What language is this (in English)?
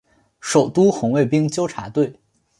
Chinese